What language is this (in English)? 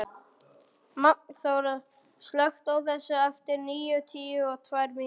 Icelandic